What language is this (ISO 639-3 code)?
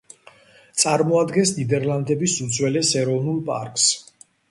kat